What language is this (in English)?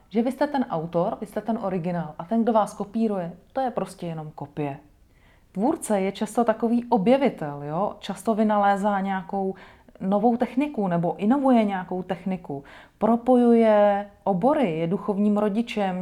Czech